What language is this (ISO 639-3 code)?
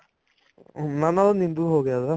pan